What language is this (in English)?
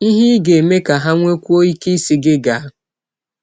Igbo